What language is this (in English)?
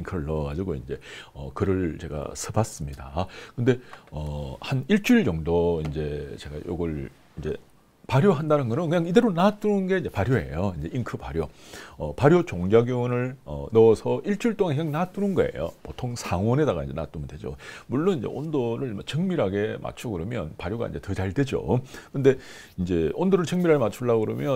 Korean